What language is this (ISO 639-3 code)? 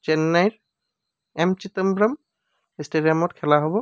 asm